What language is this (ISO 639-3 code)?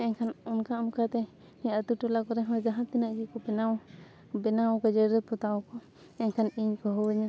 sat